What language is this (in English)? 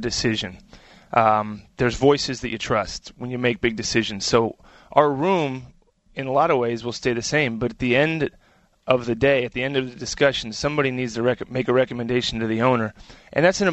English